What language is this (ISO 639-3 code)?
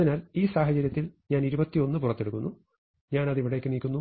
mal